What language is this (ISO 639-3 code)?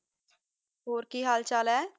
pan